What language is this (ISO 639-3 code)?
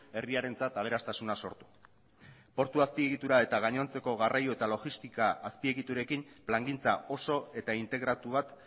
eus